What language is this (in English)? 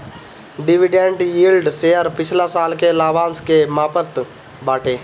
Bhojpuri